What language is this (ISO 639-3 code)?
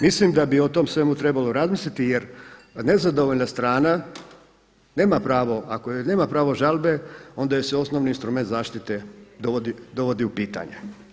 hrv